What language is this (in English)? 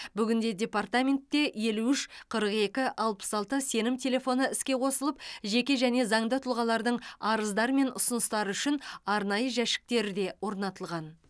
Kazakh